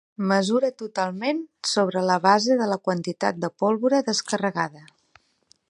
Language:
Catalan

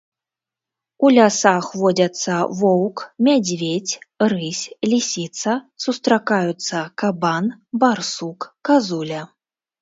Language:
Belarusian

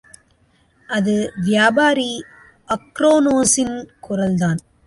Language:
Tamil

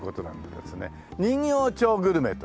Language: Japanese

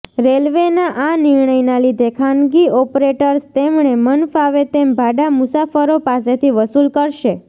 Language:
Gujarati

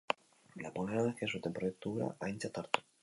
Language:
Basque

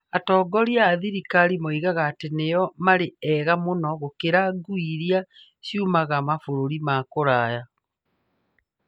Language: Kikuyu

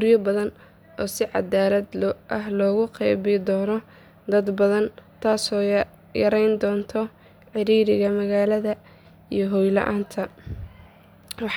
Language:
Somali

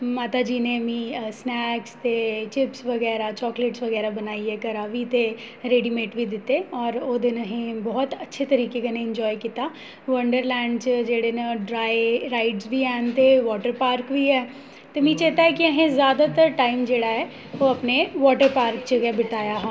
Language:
Dogri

